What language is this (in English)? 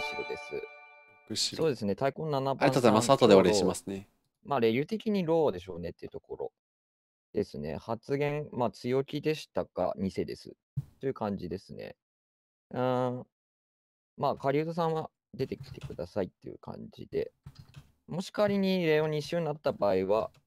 Japanese